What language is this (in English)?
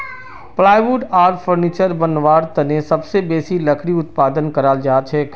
Magahi